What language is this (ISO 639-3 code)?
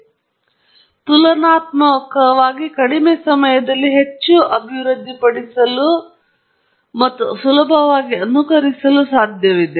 kan